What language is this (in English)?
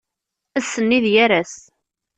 Kabyle